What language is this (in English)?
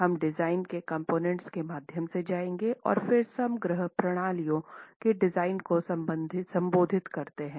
Hindi